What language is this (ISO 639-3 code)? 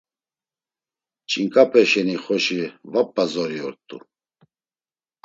lzz